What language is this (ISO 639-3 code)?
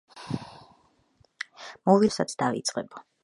kat